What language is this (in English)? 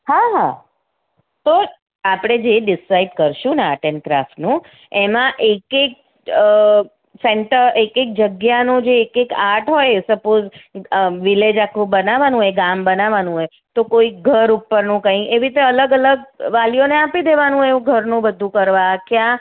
Gujarati